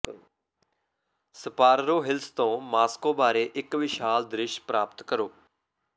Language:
Punjabi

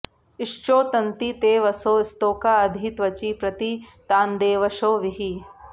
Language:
Sanskrit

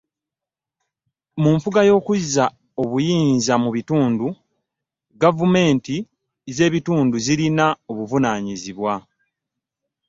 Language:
Ganda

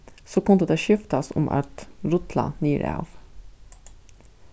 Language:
Faroese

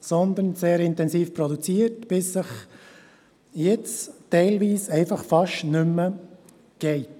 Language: Swiss German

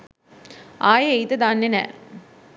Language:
Sinhala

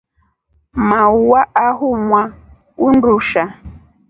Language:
Rombo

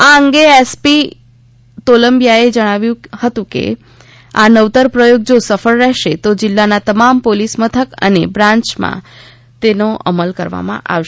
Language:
Gujarati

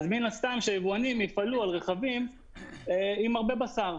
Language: Hebrew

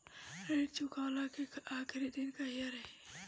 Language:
Bhojpuri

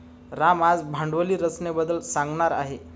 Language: Marathi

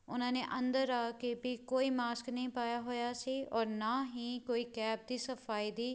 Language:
Punjabi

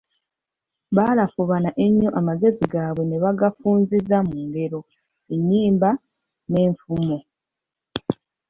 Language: Ganda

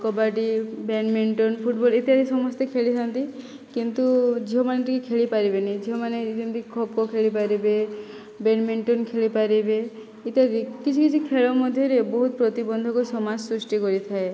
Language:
Odia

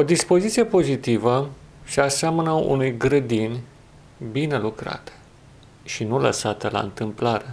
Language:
Romanian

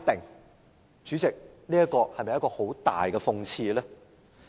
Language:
Cantonese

